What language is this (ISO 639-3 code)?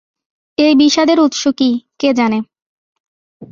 ben